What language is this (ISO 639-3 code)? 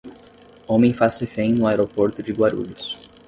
por